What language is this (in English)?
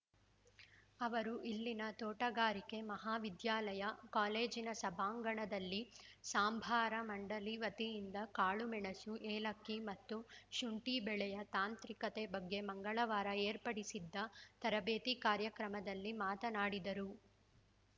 Kannada